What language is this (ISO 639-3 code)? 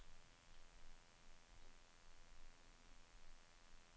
nor